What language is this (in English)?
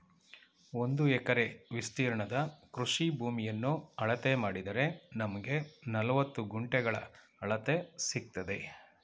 Kannada